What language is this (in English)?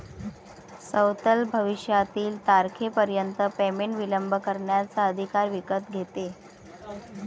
Marathi